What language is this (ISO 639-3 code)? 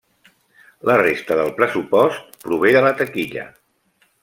cat